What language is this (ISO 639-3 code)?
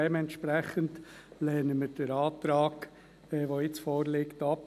gsw